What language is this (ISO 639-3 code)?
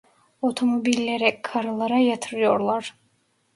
tur